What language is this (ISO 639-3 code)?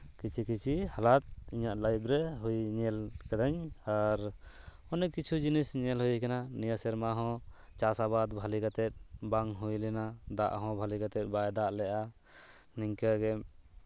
sat